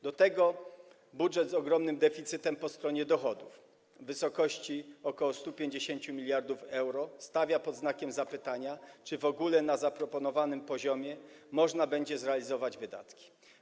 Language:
Polish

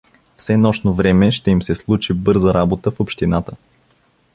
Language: Bulgarian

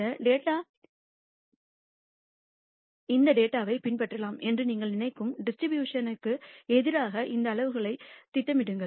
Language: Tamil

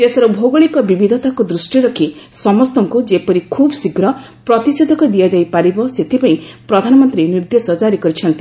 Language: Odia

